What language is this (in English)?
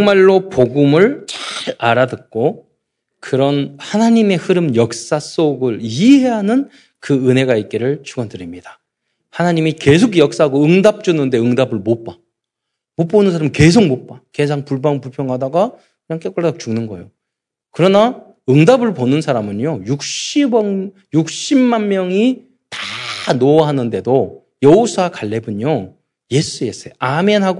Korean